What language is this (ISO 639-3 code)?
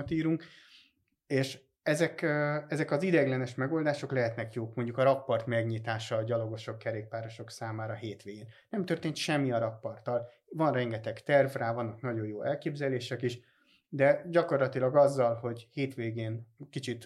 hun